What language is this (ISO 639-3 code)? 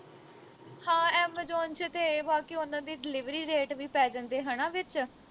pan